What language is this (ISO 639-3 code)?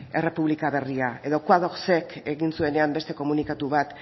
eus